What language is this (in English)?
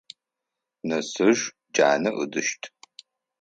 Adyghe